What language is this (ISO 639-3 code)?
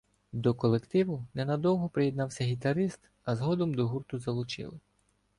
ukr